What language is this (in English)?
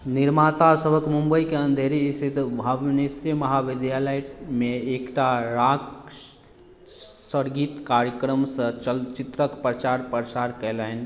Maithili